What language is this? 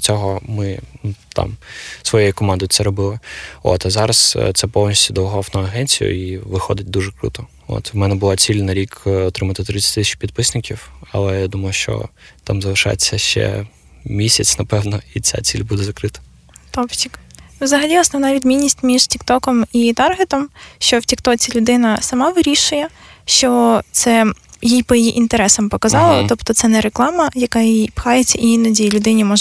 Ukrainian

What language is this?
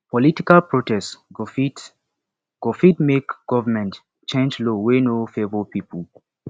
Nigerian Pidgin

